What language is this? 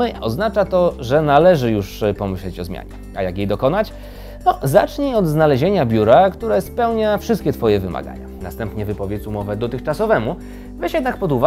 Polish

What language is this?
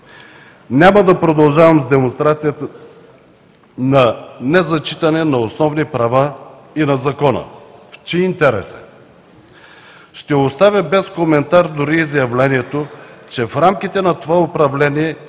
Bulgarian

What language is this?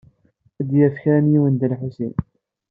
Kabyle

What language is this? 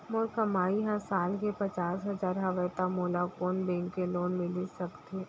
Chhattisgarhi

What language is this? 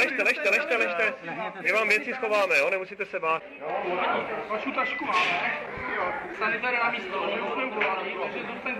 Czech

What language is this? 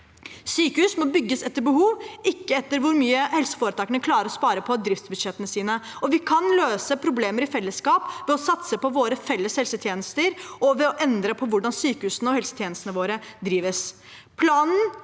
Norwegian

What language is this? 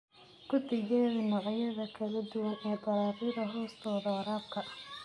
Somali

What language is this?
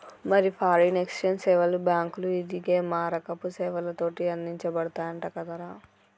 Telugu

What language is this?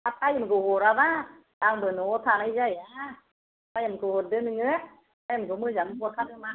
Bodo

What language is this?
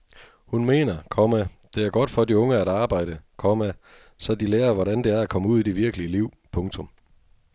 Danish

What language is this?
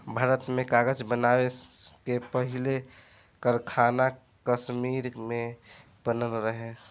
Bhojpuri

